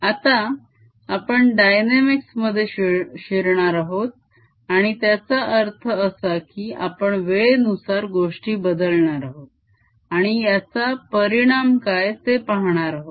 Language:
Marathi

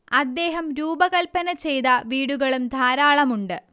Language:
Malayalam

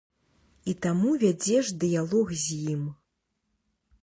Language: Belarusian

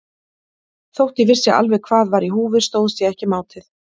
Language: Icelandic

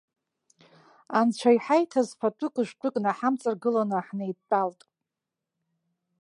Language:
Abkhazian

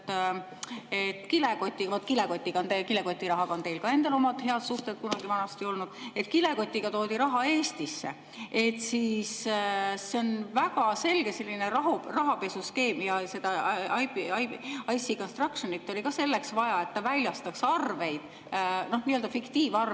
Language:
Estonian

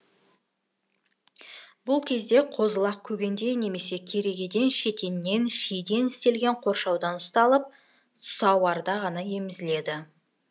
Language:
Kazakh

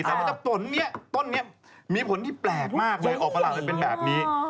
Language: Thai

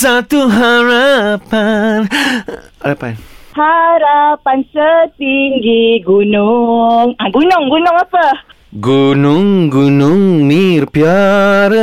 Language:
Malay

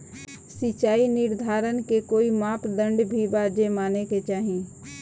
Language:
Bhojpuri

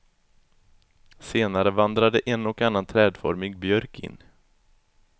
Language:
Swedish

